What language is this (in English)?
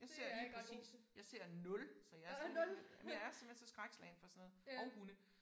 Danish